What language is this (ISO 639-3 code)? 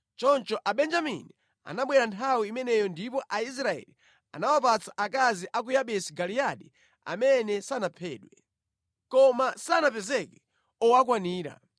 nya